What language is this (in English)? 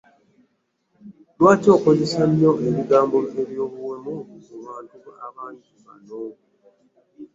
Ganda